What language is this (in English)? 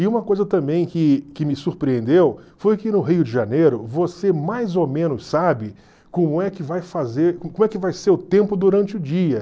Portuguese